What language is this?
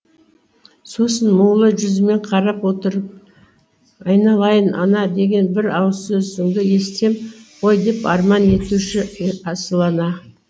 Kazakh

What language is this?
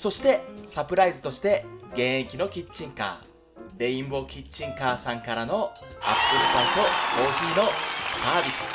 Japanese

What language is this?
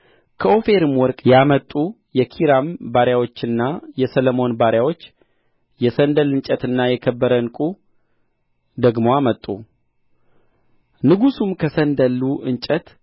Amharic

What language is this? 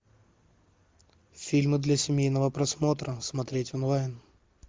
Russian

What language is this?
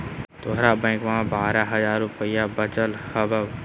Magahi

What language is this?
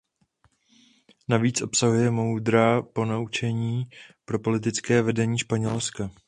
Czech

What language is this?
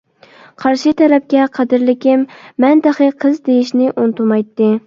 Uyghur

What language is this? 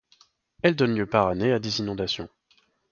French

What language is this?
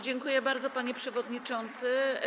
Polish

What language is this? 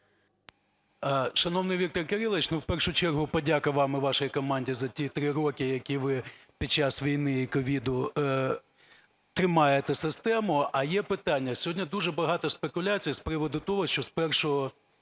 Ukrainian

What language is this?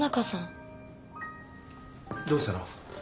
Japanese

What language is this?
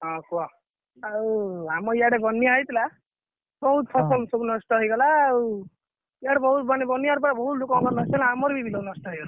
Odia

